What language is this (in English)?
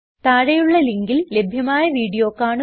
Malayalam